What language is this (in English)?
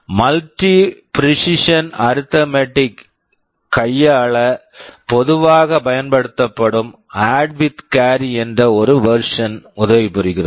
Tamil